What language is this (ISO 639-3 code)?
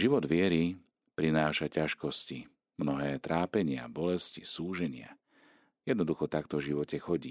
slk